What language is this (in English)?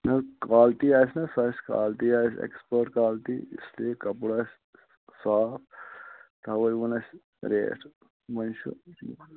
Kashmiri